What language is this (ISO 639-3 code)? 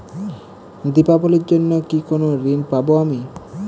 ben